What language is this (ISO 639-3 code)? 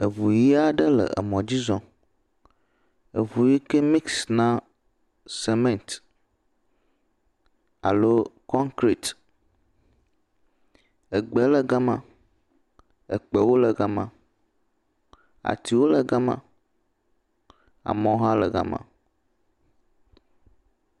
ewe